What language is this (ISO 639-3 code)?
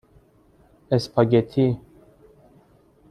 fas